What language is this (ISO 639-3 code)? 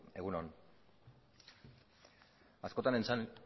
eus